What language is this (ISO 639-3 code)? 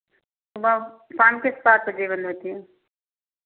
hin